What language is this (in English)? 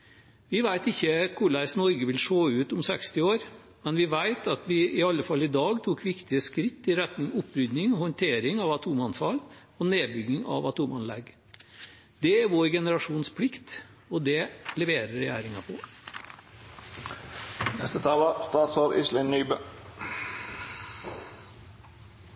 Norwegian Bokmål